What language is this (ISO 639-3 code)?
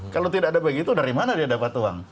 ind